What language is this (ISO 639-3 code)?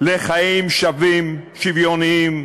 heb